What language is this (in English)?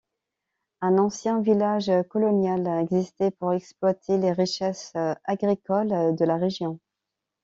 French